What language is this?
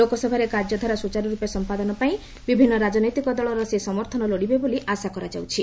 Odia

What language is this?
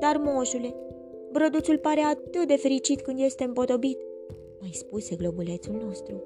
Romanian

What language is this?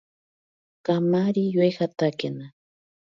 Ashéninka Perené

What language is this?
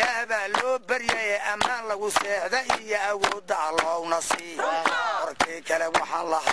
Arabic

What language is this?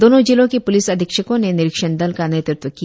Hindi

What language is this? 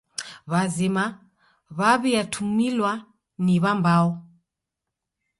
Taita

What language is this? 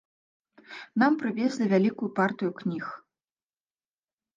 Belarusian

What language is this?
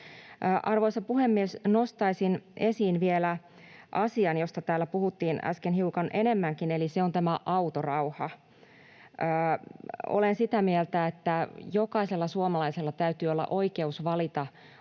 Finnish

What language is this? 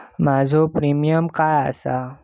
Marathi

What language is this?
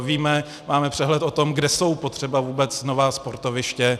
Czech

